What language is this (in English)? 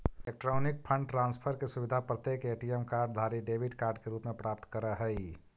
Magahi